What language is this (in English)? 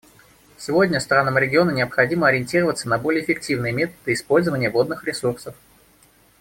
Russian